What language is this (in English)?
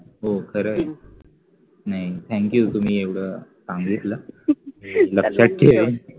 Marathi